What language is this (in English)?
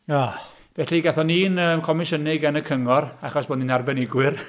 Welsh